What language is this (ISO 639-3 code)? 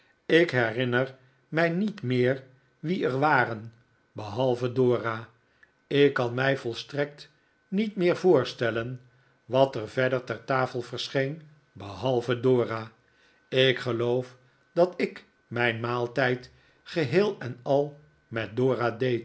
nld